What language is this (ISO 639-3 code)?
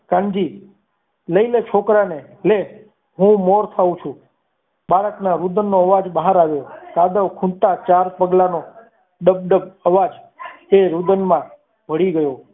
guj